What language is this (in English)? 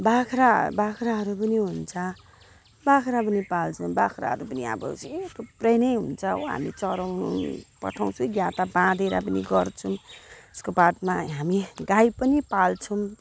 Nepali